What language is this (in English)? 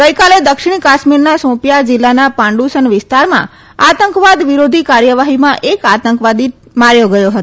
Gujarati